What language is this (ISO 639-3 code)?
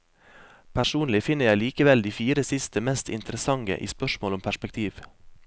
nor